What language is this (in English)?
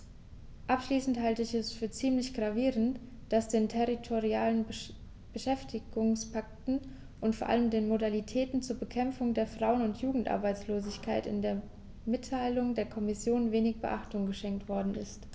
German